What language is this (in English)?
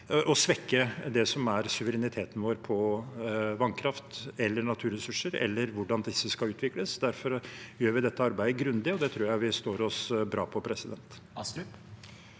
Norwegian